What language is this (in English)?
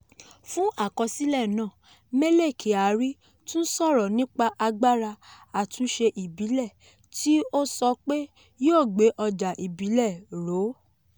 Yoruba